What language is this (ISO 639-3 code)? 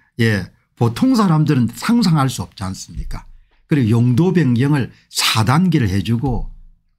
kor